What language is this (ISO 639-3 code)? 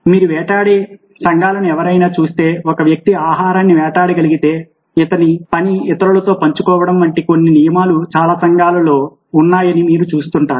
tel